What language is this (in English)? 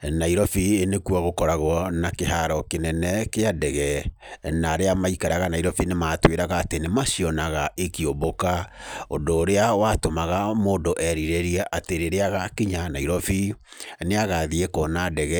Kikuyu